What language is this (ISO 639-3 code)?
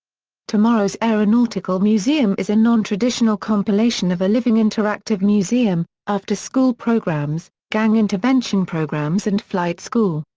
eng